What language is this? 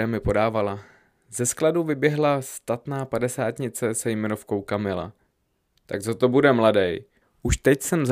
Czech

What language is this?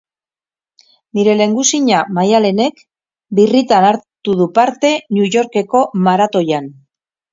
Basque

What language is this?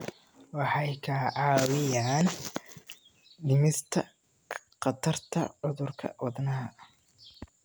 Somali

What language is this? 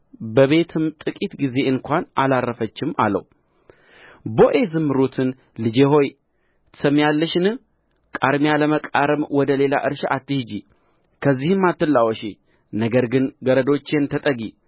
Amharic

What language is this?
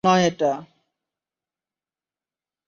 Bangla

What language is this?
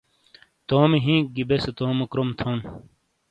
Shina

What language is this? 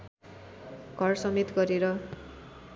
Nepali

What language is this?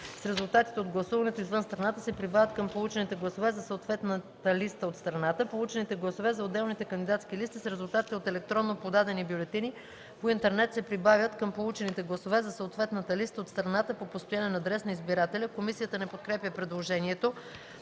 Bulgarian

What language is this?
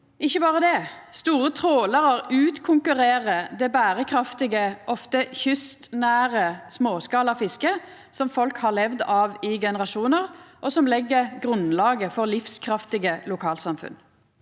Norwegian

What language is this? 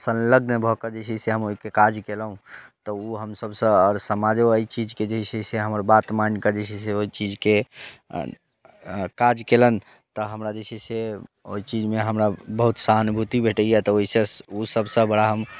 Maithili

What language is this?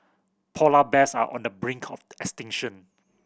English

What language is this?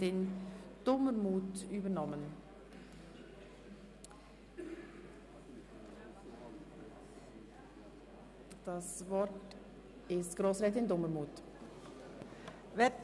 Swiss German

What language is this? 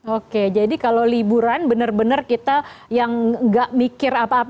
Indonesian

